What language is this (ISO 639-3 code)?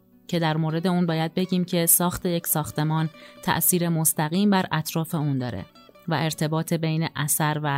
fas